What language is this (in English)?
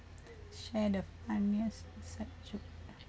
English